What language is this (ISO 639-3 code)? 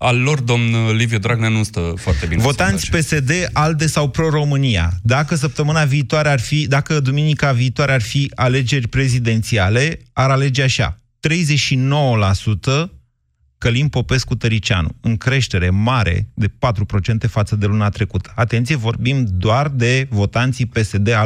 ron